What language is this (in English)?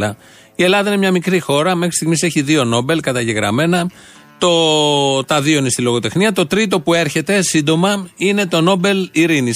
Greek